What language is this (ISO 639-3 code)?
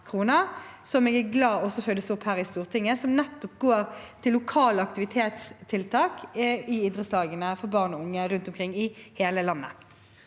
nor